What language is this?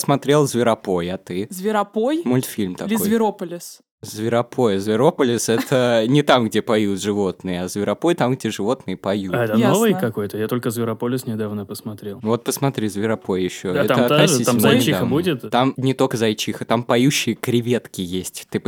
Russian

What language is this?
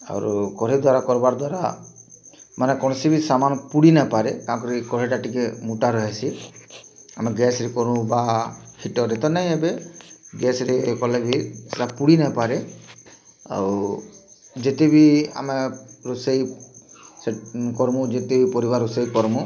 Odia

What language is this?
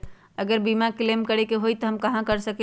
Magahi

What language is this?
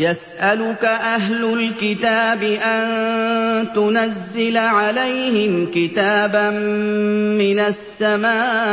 Arabic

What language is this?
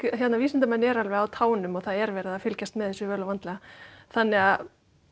Icelandic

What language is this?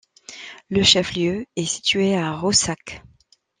French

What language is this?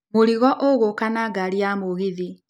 Kikuyu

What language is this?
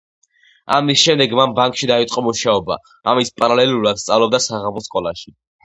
Georgian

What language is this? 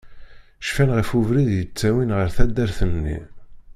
Kabyle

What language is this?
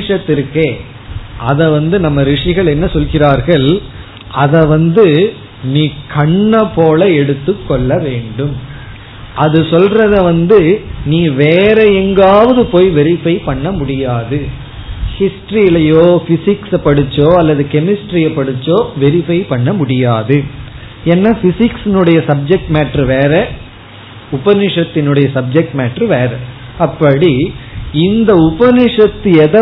Tamil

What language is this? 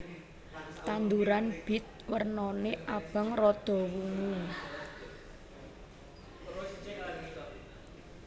Javanese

